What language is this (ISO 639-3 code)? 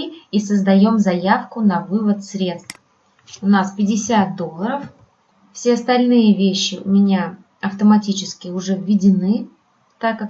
rus